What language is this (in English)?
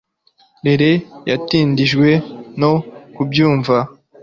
Kinyarwanda